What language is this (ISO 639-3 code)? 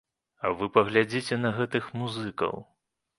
bel